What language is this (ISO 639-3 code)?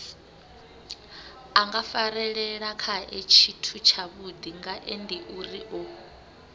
ven